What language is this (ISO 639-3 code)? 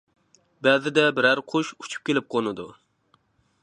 uig